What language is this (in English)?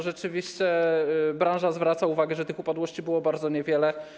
Polish